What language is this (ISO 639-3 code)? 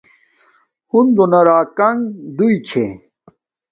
dmk